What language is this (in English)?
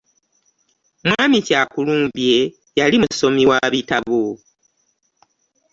Ganda